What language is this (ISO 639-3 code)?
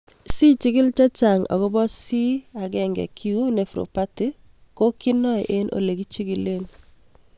kln